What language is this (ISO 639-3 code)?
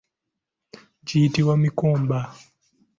lug